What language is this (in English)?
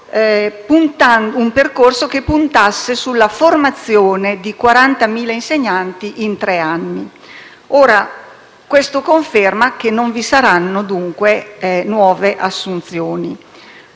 Italian